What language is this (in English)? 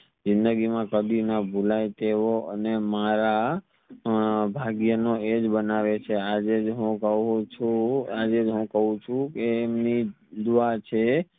Gujarati